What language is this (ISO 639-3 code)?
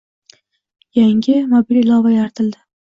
uzb